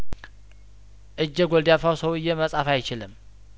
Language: Amharic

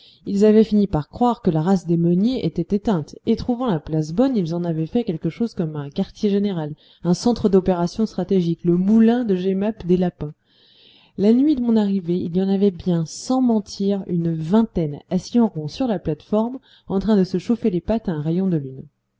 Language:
French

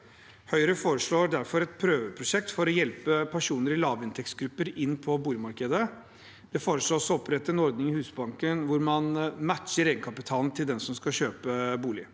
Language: Norwegian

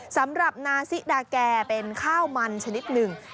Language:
Thai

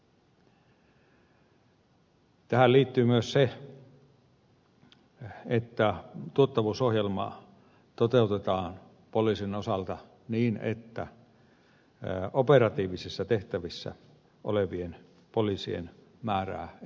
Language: Finnish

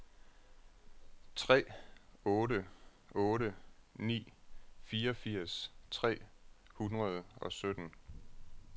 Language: Danish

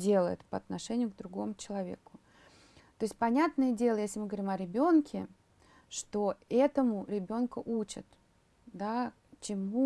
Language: Russian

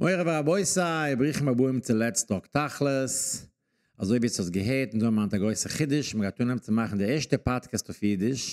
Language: German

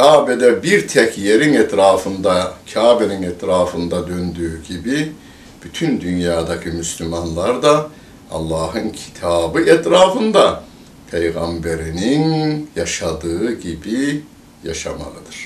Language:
Turkish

